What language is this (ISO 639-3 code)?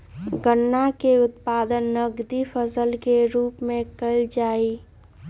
mag